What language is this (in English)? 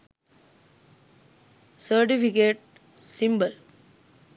Sinhala